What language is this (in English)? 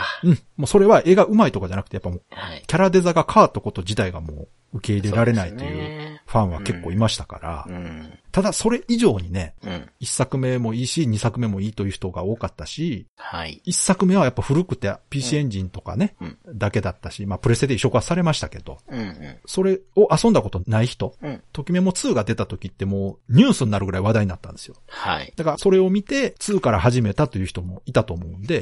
Japanese